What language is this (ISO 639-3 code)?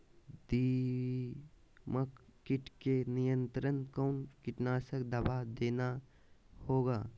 mag